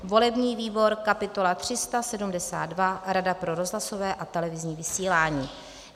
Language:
Czech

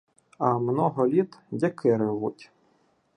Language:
Ukrainian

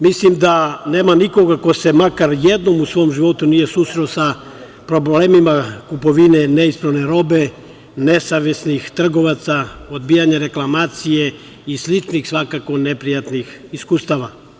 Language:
Serbian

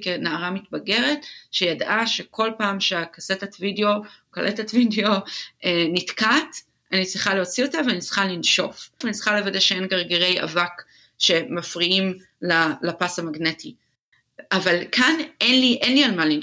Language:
Hebrew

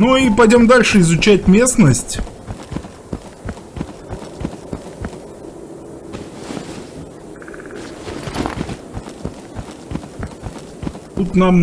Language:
Russian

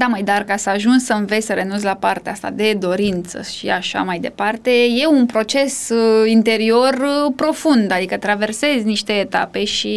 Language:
Romanian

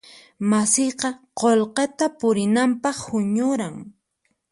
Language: Puno Quechua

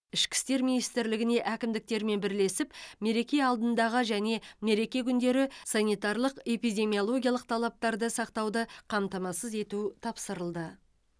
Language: Kazakh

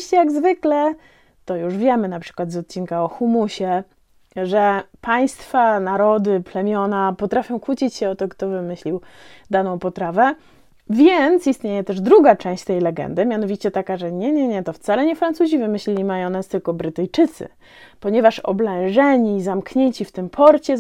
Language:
Polish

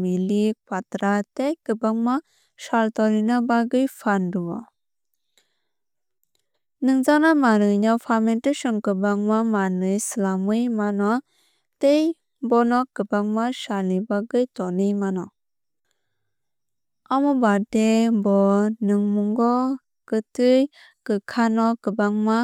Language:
Kok Borok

